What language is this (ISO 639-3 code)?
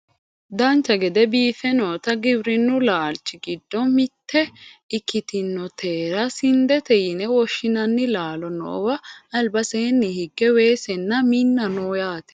sid